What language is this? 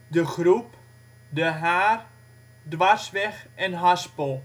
Dutch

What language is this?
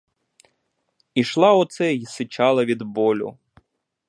Ukrainian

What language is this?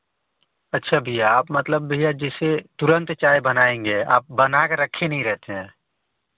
Hindi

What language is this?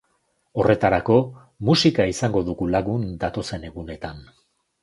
Basque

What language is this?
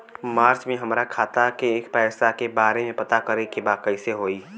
Bhojpuri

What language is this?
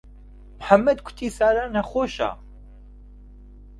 Central Kurdish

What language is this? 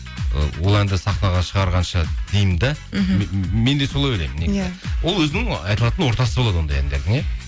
Kazakh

